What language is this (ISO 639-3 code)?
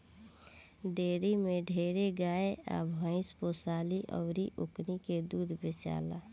bho